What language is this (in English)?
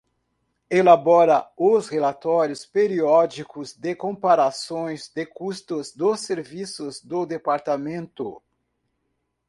Portuguese